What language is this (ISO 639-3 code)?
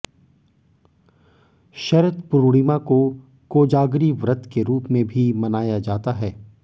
hin